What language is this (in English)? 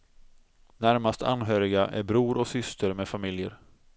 Swedish